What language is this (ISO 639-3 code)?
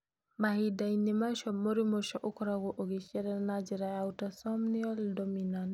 kik